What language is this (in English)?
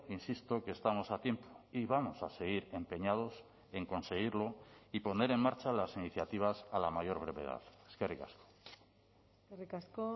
Spanish